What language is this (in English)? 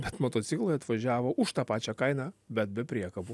Lithuanian